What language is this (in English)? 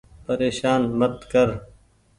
Goaria